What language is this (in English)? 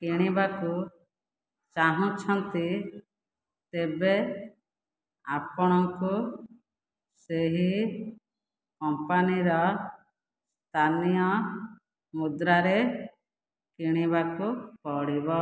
Odia